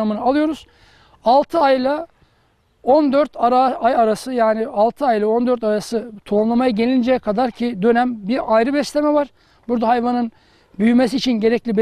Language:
Turkish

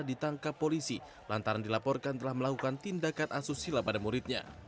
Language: Indonesian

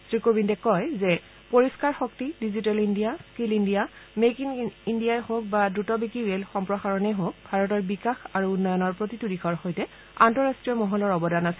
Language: Assamese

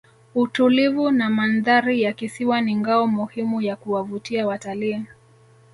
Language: Swahili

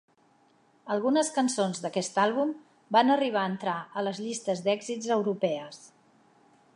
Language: Catalan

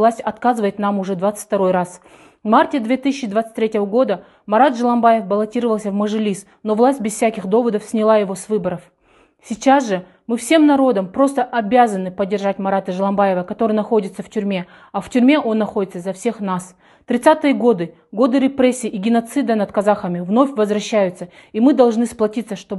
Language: Russian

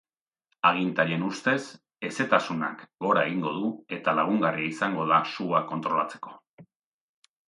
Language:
Basque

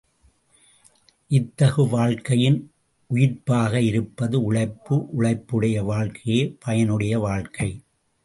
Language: Tamil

